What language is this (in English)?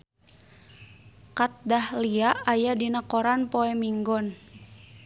Sundanese